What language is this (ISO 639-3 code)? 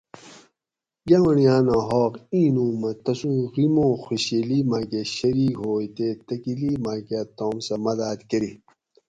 gwc